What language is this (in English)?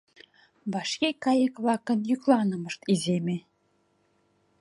Mari